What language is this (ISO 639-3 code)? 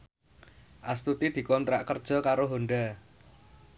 jav